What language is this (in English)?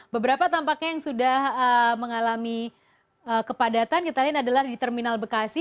Indonesian